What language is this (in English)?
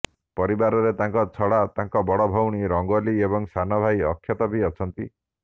Odia